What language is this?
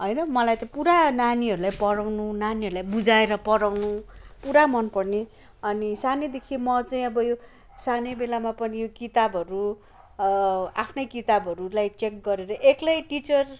Nepali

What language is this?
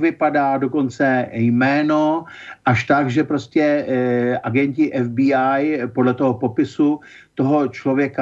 Czech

